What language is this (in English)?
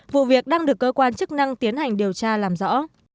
Vietnamese